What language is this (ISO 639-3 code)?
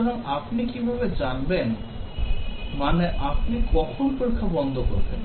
ben